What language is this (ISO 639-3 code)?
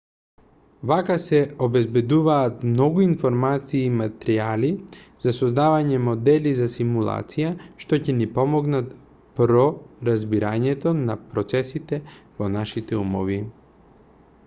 mkd